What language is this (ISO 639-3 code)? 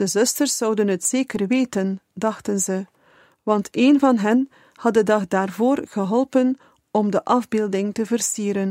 nld